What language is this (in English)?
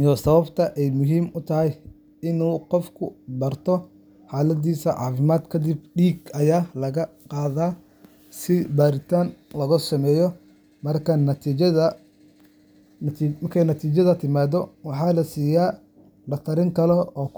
Somali